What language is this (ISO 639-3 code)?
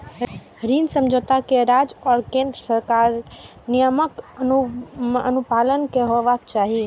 mai